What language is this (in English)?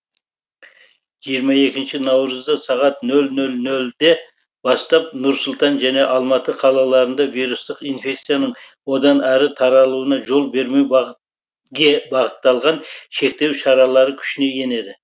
Kazakh